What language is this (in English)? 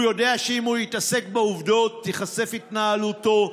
Hebrew